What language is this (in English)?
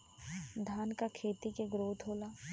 Bhojpuri